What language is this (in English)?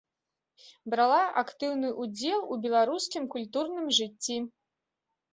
Belarusian